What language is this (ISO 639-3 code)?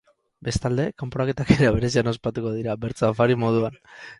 eus